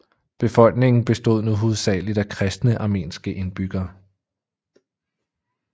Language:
Danish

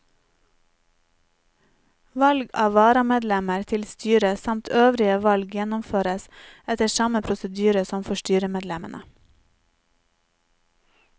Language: Norwegian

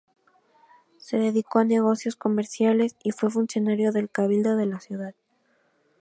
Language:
Spanish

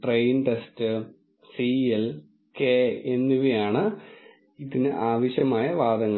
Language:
Malayalam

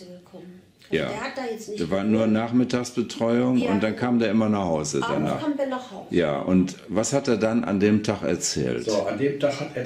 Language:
German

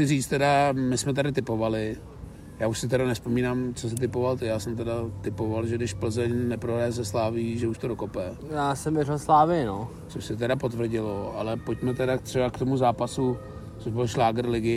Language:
Czech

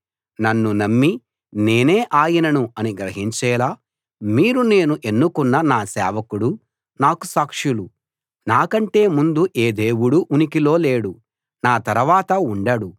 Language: Telugu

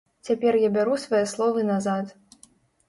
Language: Belarusian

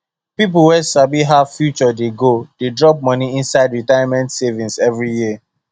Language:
Nigerian Pidgin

